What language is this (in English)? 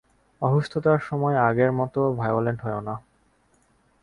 Bangla